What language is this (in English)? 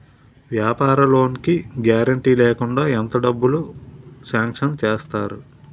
Telugu